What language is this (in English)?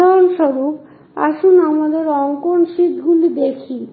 Bangla